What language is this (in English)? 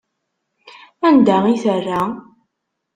Kabyle